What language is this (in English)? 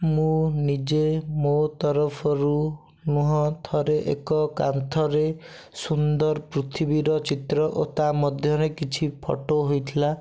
Odia